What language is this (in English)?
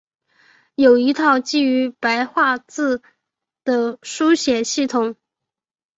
Chinese